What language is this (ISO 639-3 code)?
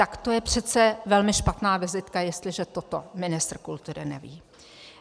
ces